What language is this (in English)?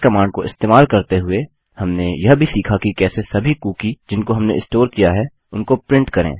Hindi